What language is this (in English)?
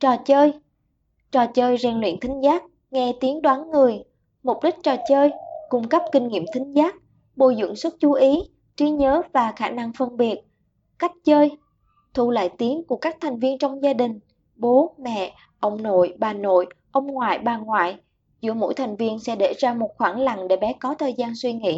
Vietnamese